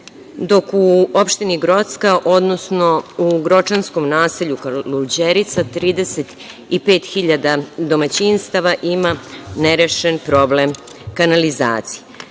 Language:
Serbian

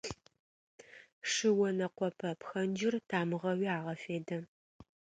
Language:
Adyghe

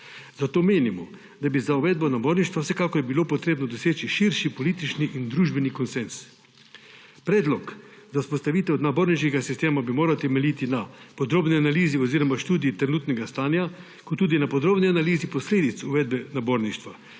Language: Slovenian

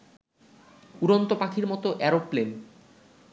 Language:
Bangla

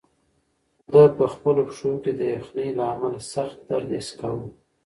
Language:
Pashto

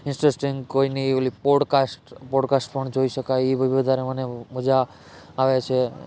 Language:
Gujarati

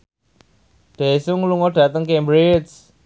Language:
Javanese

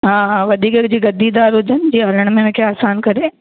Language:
Sindhi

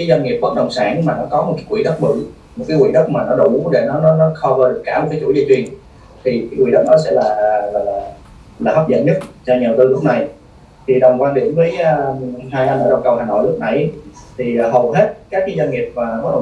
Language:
Vietnamese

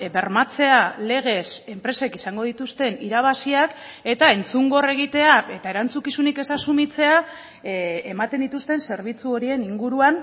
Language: Basque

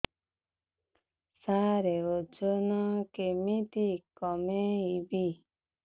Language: Odia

